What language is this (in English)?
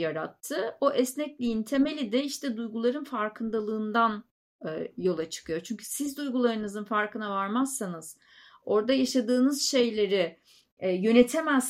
Turkish